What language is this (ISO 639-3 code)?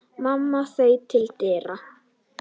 isl